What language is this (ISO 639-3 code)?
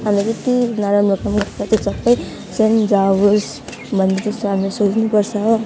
nep